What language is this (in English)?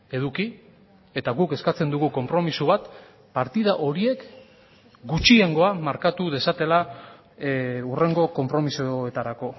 Basque